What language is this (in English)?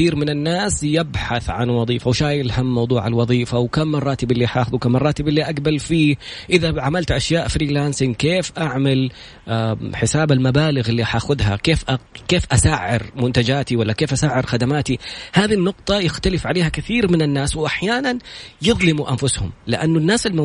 Arabic